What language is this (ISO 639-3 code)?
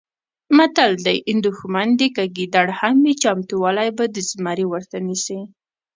pus